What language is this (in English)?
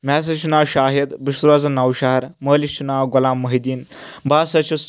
Kashmiri